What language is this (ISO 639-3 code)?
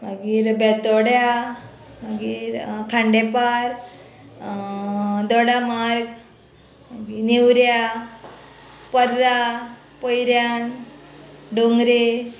kok